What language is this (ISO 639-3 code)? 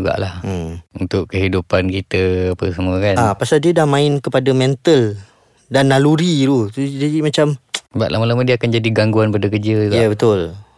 msa